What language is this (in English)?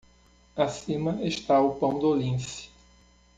Portuguese